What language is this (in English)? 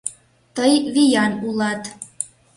Mari